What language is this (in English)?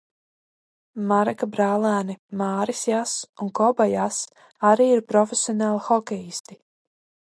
Latvian